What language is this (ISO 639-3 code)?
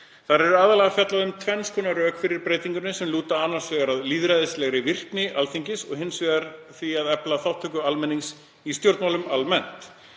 isl